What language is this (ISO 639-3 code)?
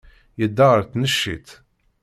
kab